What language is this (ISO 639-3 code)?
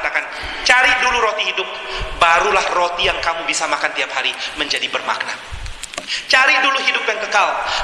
ind